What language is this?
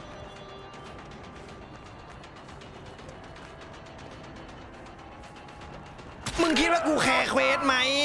Thai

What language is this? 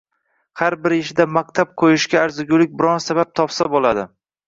Uzbek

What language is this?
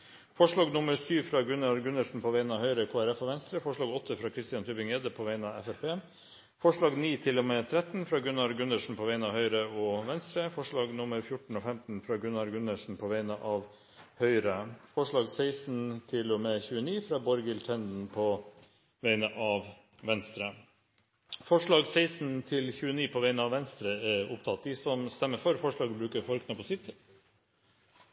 Norwegian Bokmål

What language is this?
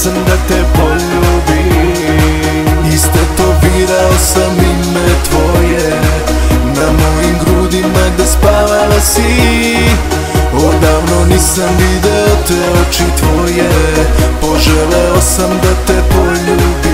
Arabic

